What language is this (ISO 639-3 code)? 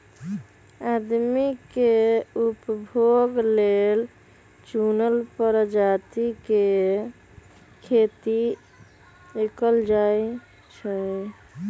mag